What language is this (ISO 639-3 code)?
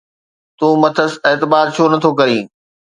snd